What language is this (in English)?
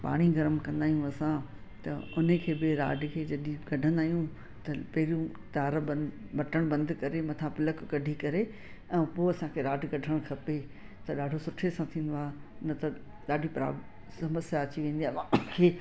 Sindhi